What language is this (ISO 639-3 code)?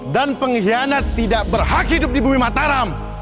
ind